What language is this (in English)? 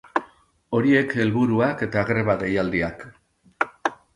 Basque